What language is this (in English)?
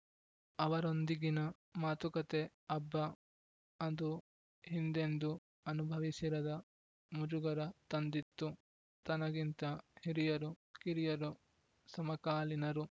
Kannada